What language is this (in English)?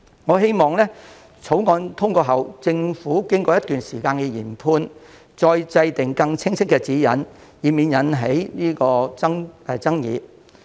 Cantonese